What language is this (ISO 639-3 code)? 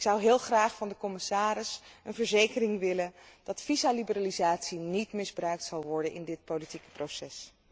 nld